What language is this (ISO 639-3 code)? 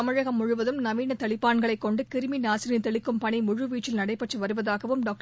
tam